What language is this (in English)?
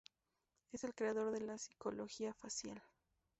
Spanish